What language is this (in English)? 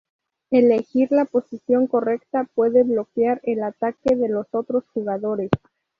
Spanish